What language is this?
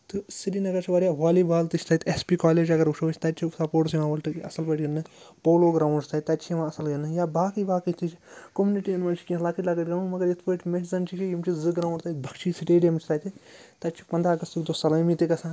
Kashmiri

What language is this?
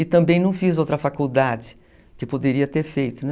Portuguese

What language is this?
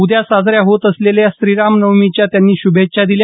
Marathi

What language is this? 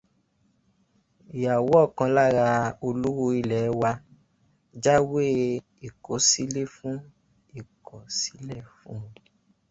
Yoruba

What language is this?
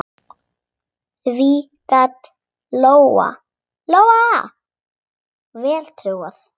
Icelandic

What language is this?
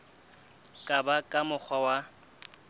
Southern Sotho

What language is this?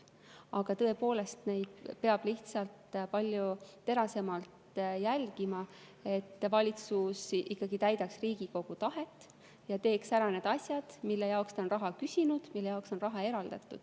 Estonian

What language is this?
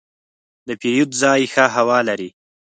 Pashto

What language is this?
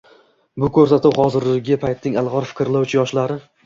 Uzbek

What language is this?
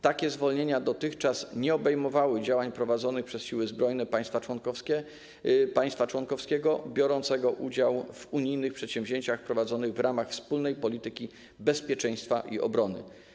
Polish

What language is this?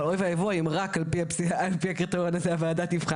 Hebrew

